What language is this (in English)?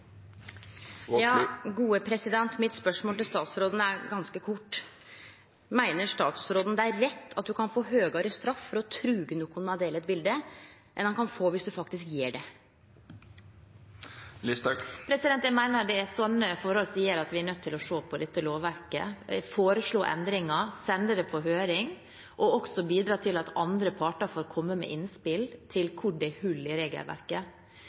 Norwegian